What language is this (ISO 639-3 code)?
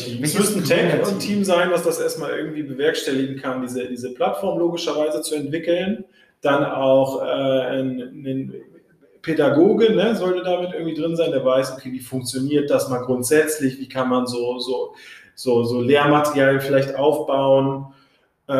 deu